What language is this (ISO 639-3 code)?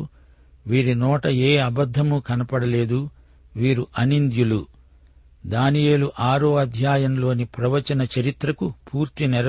tel